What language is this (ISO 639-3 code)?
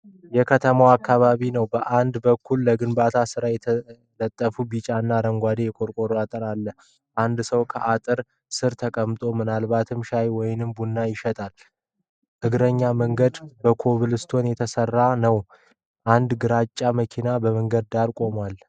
amh